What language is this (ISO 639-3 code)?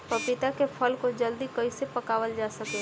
bho